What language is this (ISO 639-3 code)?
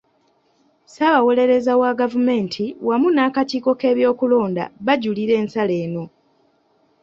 lug